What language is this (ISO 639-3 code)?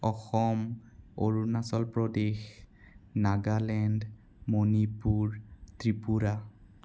asm